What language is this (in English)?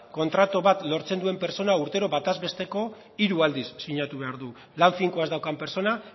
Basque